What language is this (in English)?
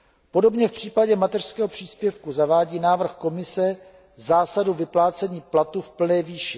Czech